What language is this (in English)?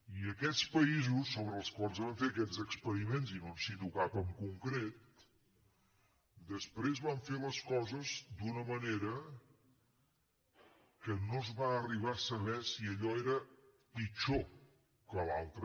Catalan